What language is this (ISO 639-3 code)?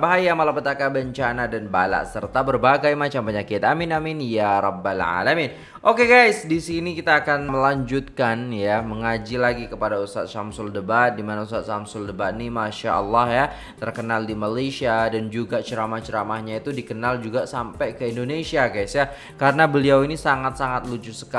msa